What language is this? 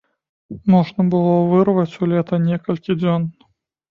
Belarusian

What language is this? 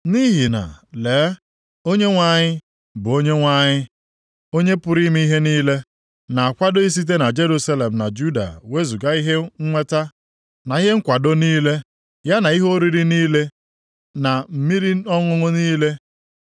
Igbo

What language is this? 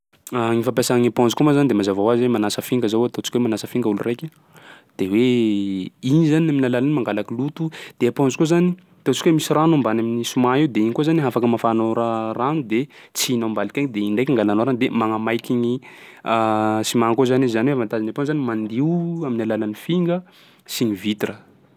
Sakalava Malagasy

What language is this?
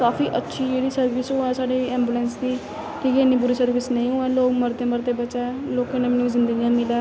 Dogri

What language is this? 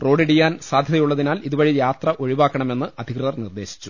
Malayalam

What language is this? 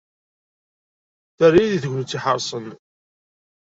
Kabyle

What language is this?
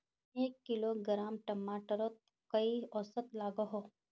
Magahi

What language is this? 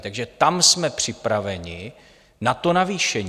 Czech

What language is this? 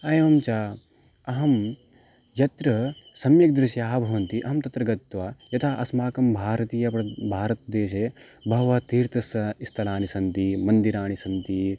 Sanskrit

